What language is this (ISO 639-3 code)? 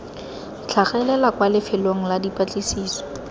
tsn